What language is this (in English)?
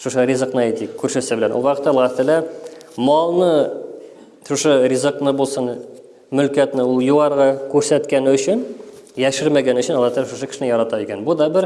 Turkish